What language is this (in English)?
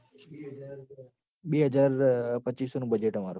Gujarati